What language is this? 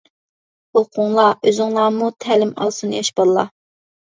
Uyghur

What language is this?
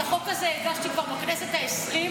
Hebrew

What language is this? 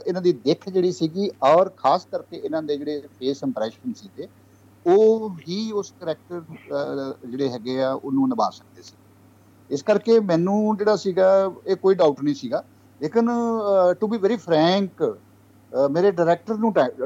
Punjabi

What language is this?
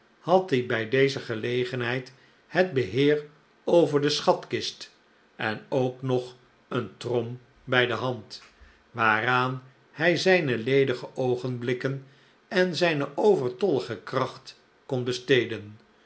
Dutch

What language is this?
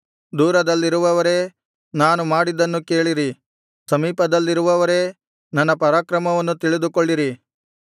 Kannada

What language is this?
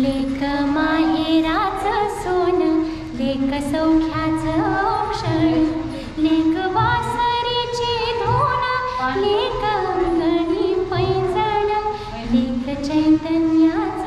Thai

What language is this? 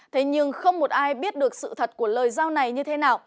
Vietnamese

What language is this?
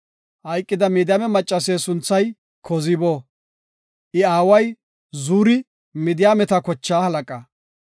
Gofa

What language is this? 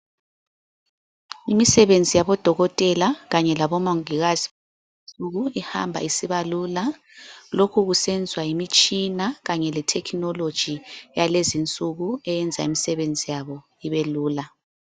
North Ndebele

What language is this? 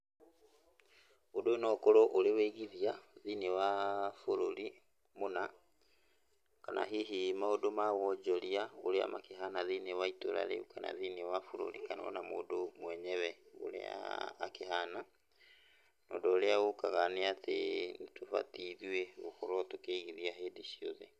Kikuyu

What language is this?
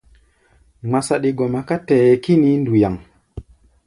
Gbaya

